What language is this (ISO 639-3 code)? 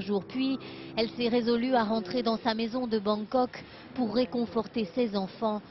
fra